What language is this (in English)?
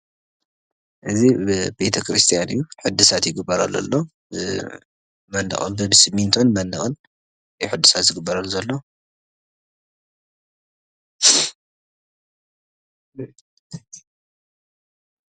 Tigrinya